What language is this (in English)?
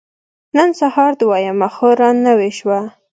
Pashto